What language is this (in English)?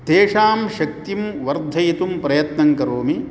Sanskrit